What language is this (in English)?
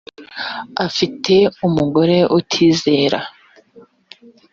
Kinyarwanda